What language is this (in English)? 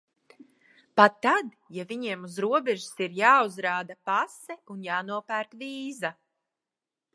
Latvian